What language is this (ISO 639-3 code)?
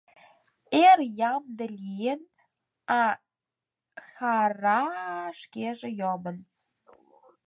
chm